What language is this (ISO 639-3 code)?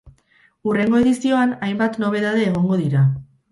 eus